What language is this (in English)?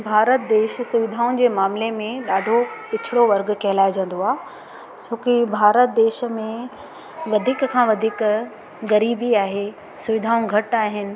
Sindhi